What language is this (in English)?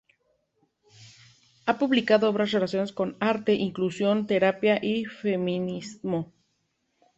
Spanish